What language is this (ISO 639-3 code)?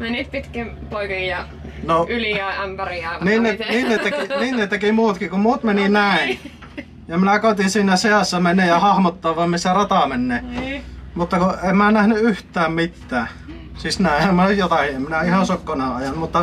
fin